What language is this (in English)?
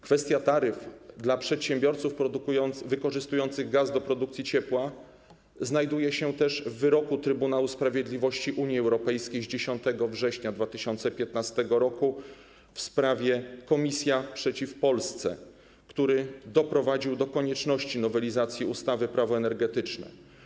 Polish